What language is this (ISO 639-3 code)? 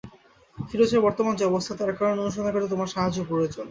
ben